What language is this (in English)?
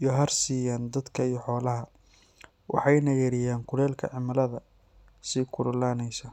Somali